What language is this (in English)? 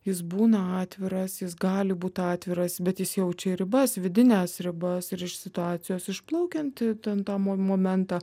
Lithuanian